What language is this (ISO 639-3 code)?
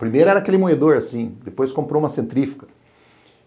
por